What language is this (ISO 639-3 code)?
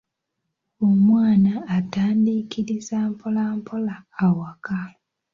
lug